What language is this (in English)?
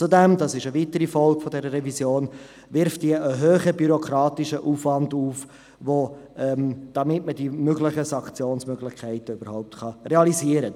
Swiss German